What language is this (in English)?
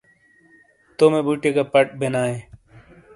Shina